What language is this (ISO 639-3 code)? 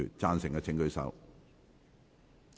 yue